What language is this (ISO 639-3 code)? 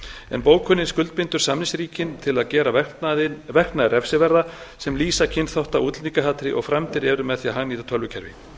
isl